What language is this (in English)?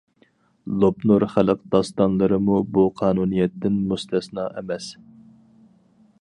Uyghur